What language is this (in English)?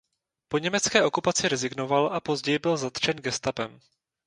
Czech